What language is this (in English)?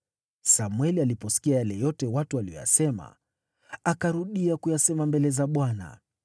Swahili